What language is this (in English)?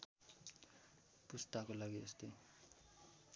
Nepali